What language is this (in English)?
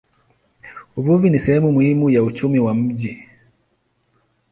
Swahili